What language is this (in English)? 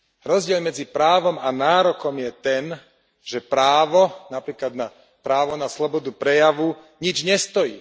Slovak